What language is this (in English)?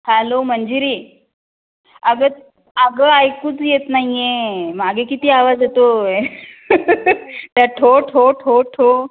Marathi